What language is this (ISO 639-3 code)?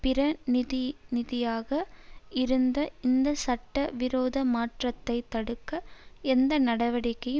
tam